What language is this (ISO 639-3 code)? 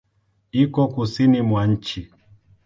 swa